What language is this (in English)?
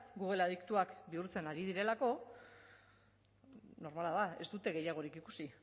Basque